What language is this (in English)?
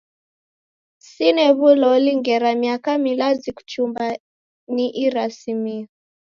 Taita